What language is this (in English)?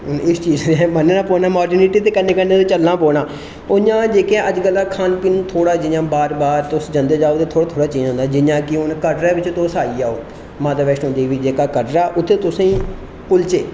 Dogri